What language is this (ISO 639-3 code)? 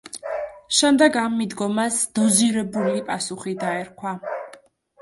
kat